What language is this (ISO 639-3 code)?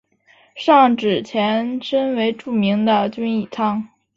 zho